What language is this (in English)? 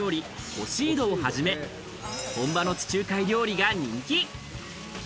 Japanese